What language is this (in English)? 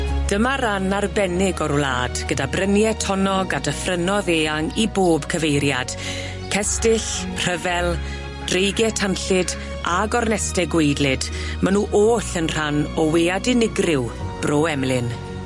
Welsh